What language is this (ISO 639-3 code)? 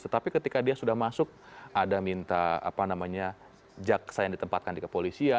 ind